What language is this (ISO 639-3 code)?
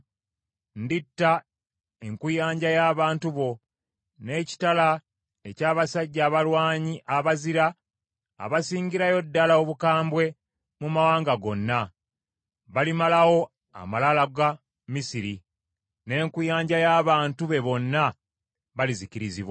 lug